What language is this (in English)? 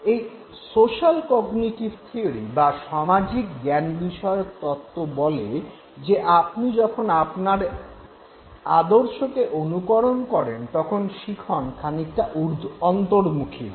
Bangla